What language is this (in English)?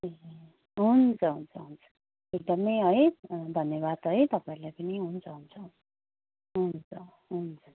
Nepali